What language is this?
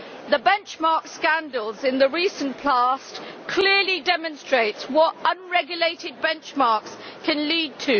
English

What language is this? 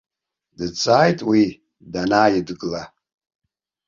Abkhazian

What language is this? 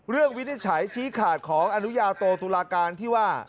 Thai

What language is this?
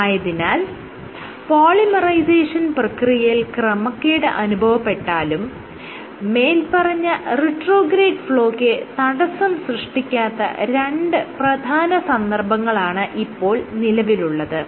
Malayalam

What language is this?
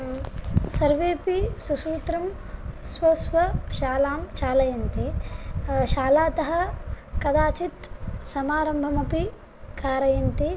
Sanskrit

